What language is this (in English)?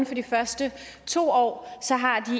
Danish